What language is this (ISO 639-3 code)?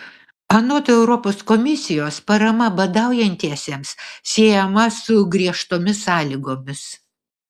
lit